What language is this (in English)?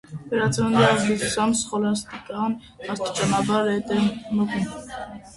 Armenian